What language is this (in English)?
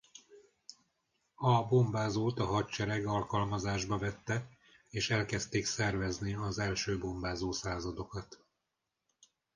Hungarian